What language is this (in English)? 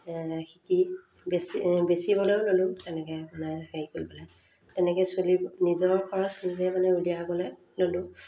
Assamese